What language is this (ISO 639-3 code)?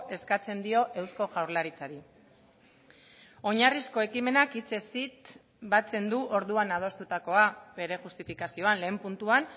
eus